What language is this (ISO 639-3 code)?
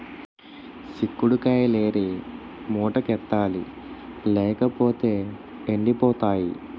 tel